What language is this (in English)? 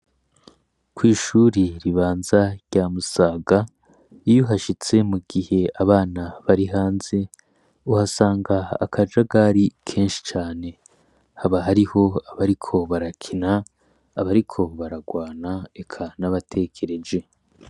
Rundi